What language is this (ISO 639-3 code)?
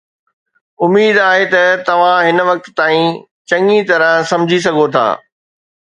snd